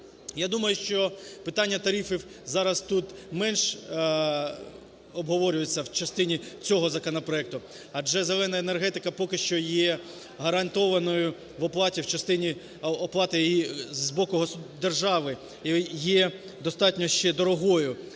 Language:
Ukrainian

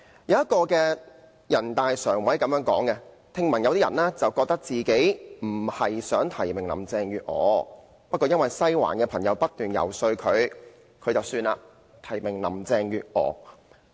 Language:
Cantonese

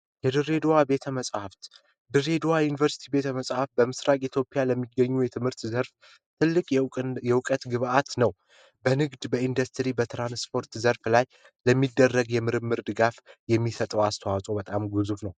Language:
Amharic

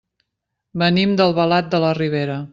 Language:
Catalan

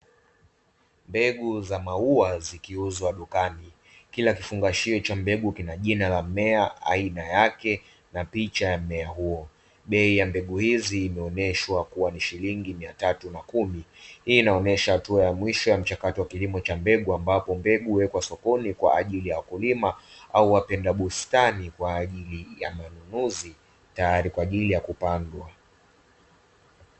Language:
Swahili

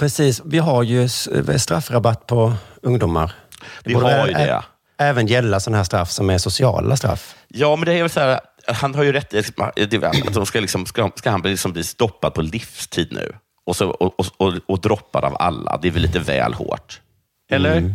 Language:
Swedish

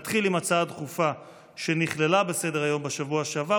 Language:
Hebrew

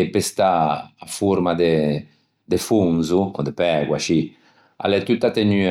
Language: Ligurian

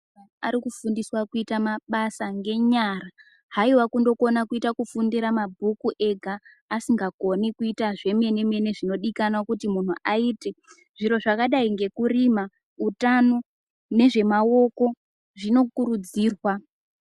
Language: Ndau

